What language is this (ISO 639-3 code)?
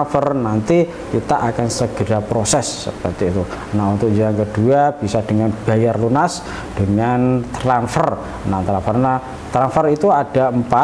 ind